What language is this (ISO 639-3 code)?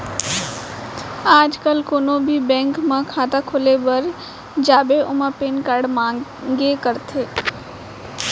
hne